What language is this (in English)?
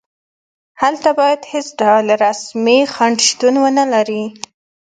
Pashto